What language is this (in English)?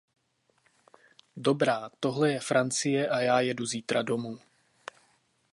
Czech